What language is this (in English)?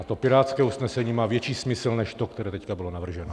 Czech